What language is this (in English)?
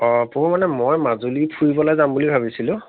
Assamese